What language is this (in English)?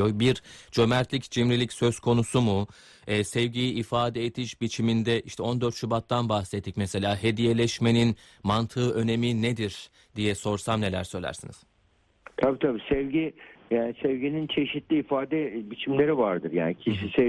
Turkish